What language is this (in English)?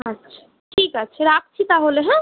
Bangla